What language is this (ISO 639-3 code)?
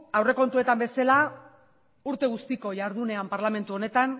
eus